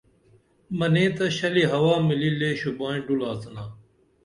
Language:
Dameli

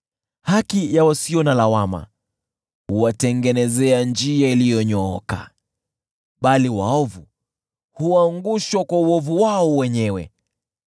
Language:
Swahili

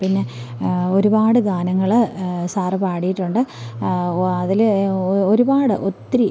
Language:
Malayalam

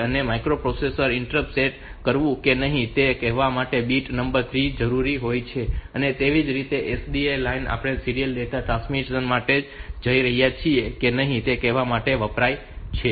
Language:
Gujarati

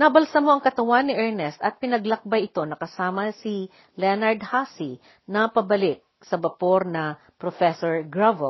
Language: Filipino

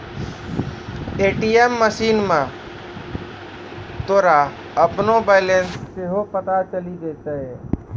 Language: Maithili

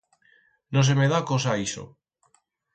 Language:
Aragonese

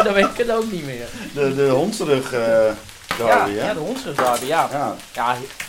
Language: Dutch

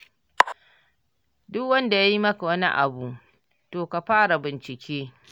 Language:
Hausa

